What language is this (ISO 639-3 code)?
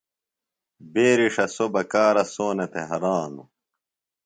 phl